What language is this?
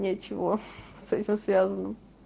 Russian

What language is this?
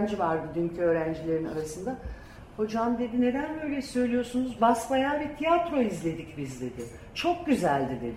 Turkish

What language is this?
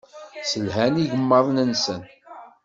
Kabyle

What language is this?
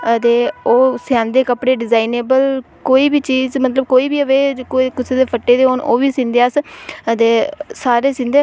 Dogri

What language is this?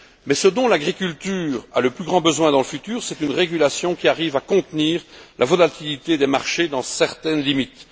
French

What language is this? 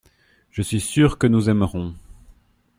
French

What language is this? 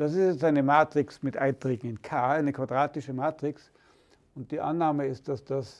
German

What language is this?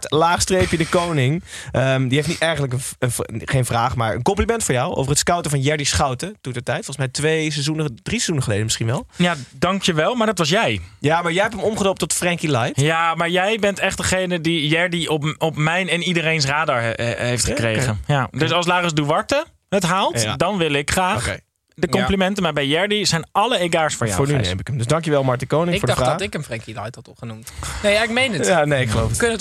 Dutch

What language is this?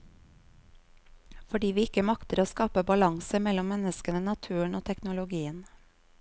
Norwegian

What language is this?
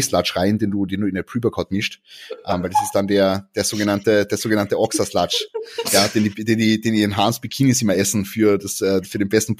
German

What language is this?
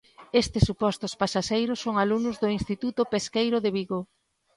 Galician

